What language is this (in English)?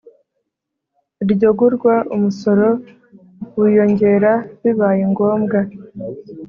Kinyarwanda